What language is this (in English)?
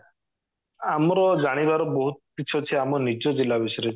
Odia